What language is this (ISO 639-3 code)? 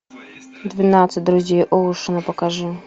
rus